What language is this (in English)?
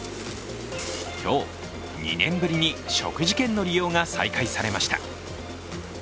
Japanese